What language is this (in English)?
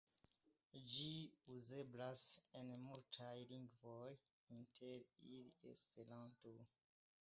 Esperanto